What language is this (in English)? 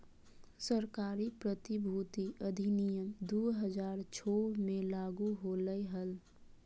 Magahi